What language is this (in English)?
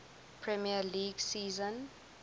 English